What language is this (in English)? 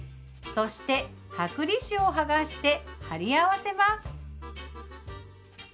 Japanese